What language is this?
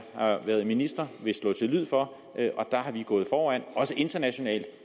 Danish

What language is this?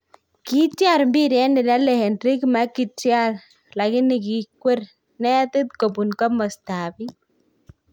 Kalenjin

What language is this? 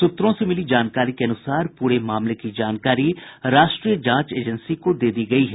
Hindi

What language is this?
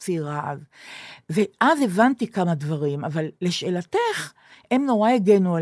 Hebrew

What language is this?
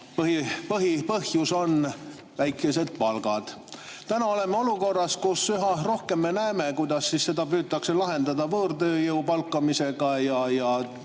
Estonian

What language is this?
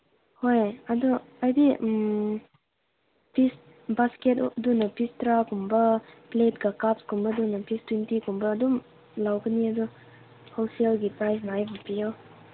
Manipuri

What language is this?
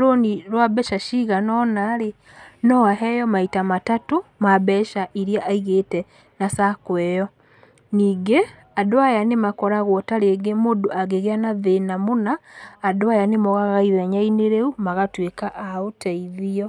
Kikuyu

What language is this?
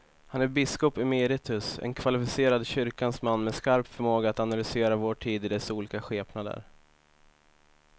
Swedish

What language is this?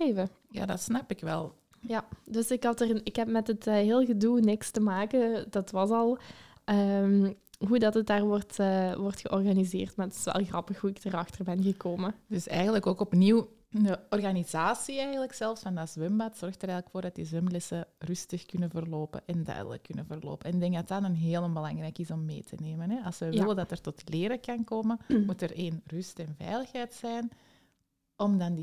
Dutch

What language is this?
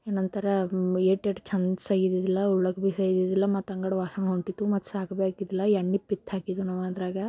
Kannada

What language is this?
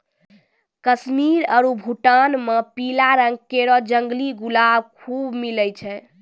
Maithili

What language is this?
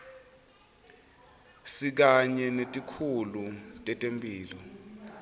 Swati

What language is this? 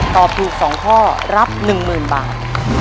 Thai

